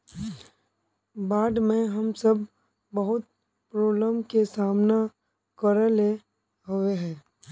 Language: Magahi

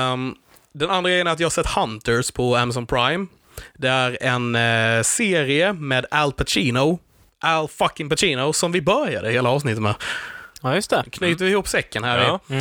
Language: Swedish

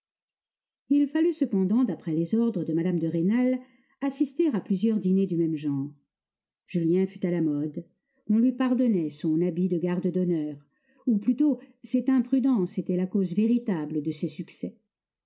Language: French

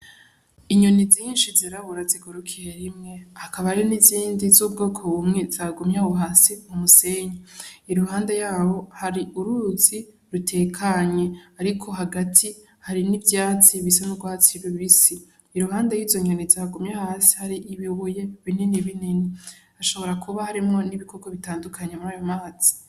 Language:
Rundi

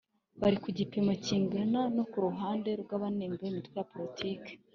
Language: Kinyarwanda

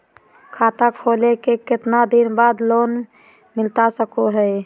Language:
Magahi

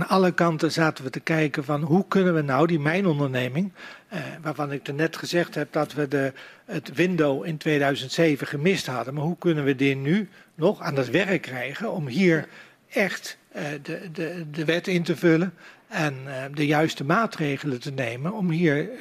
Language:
Dutch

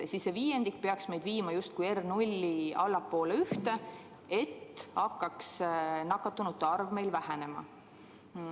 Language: Estonian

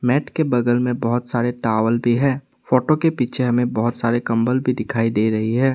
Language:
Hindi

